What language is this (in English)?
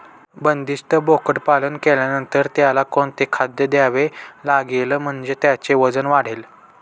Marathi